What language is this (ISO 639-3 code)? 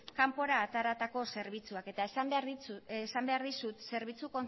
eus